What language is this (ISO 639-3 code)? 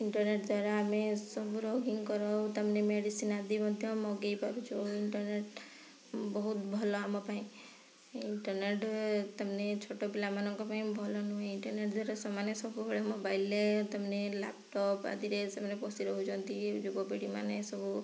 ori